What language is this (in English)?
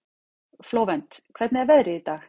Icelandic